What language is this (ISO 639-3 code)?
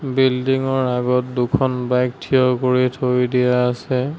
asm